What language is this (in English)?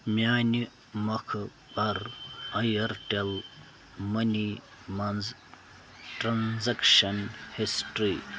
Kashmiri